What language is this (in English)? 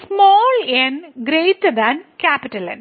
Malayalam